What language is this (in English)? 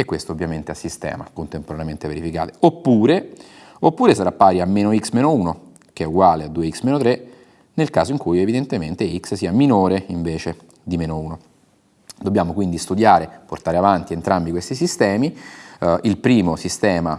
Italian